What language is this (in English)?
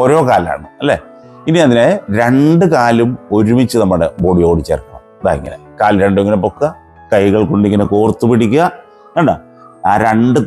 Malayalam